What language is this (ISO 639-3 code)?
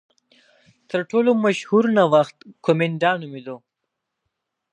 pus